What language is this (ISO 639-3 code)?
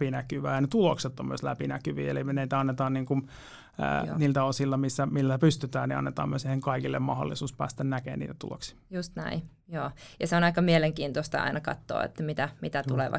fin